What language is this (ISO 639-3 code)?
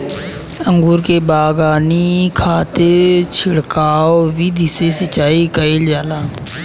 bho